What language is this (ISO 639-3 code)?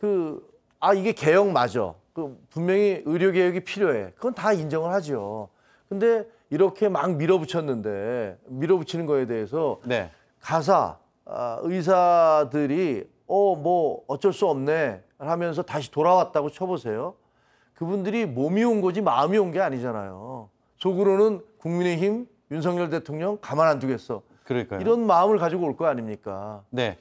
kor